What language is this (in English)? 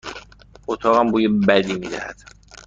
Persian